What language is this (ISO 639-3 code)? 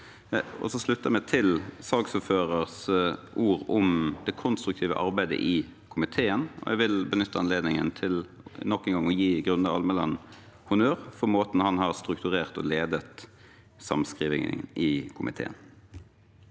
nor